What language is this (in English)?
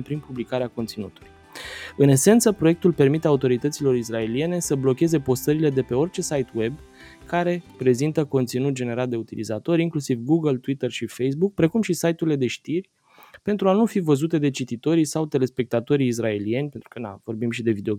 Romanian